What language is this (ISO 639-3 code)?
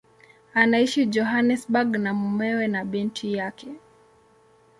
swa